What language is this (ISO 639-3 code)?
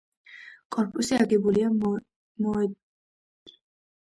kat